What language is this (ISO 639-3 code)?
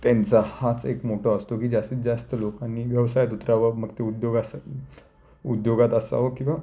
mar